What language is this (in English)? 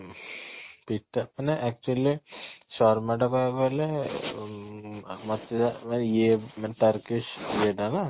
Odia